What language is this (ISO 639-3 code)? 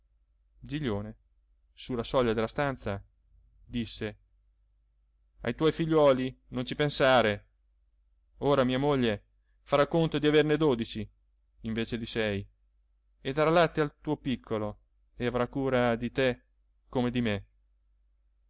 ita